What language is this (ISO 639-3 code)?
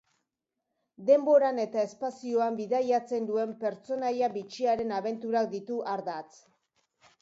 eus